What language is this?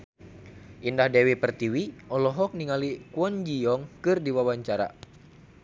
Sundanese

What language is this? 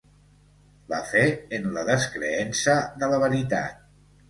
Catalan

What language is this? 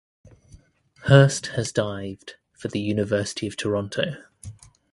English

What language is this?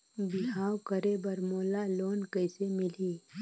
Chhattisgarhi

